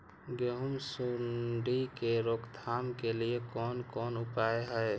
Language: Maithili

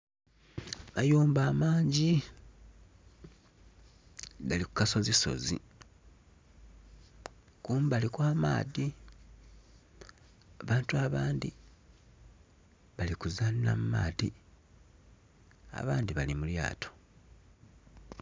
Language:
Soga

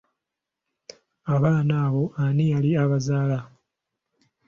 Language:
Ganda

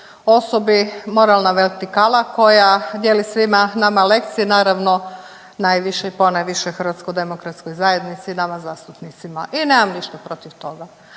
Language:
Croatian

